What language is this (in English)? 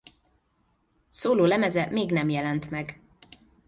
Hungarian